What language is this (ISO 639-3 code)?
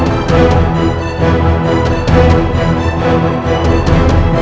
ind